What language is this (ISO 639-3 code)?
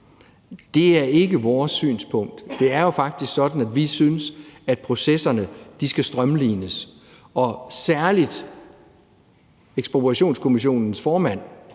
dan